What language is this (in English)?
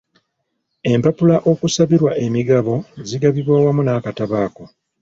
Ganda